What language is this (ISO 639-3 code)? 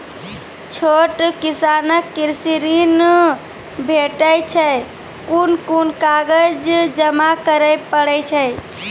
mai